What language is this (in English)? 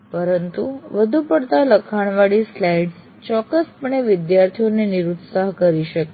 Gujarati